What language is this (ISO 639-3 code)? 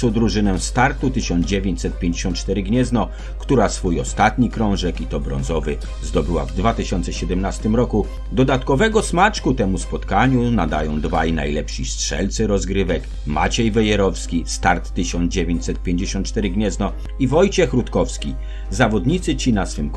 pol